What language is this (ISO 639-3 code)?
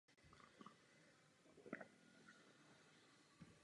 ces